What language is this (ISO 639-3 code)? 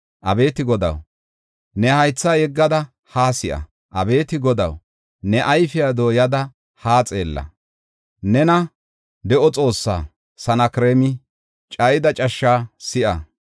gof